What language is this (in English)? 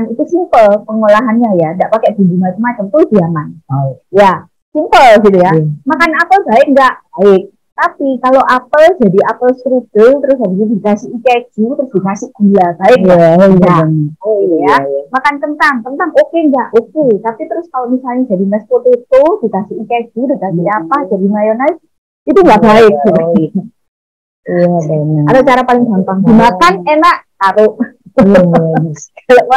Indonesian